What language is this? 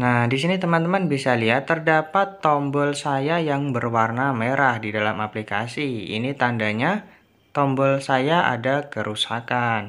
Indonesian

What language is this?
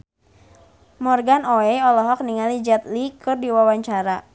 Sundanese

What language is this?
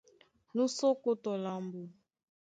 Duala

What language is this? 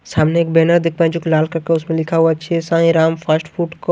Hindi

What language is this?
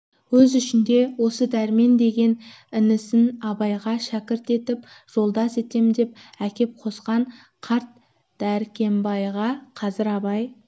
Kazakh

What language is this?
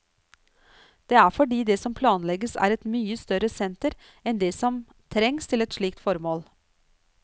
Norwegian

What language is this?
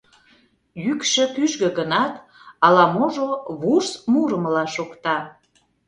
Mari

